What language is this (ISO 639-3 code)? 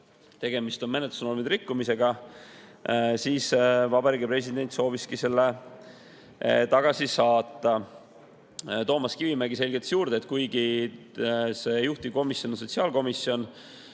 est